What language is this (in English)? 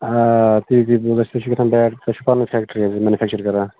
Kashmiri